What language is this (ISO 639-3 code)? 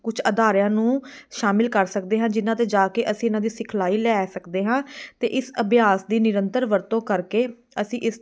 pan